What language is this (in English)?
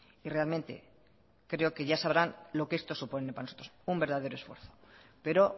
Spanish